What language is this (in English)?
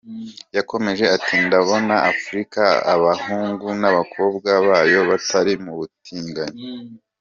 Kinyarwanda